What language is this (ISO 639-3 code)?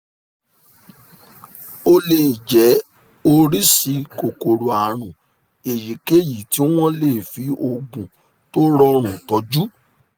yor